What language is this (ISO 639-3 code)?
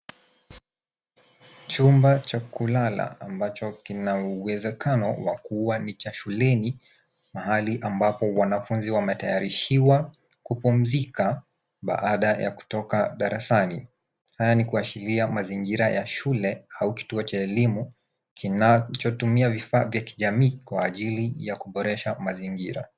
swa